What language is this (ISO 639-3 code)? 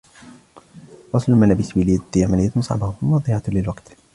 ara